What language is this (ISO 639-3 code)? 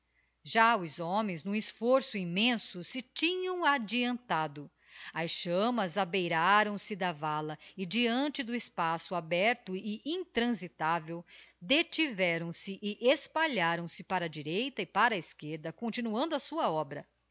por